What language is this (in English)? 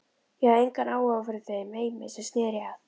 Icelandic